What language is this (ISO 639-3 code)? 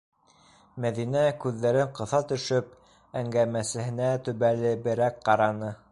bak